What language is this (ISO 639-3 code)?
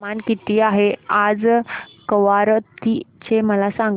mar